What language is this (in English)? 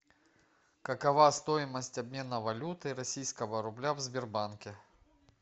Russian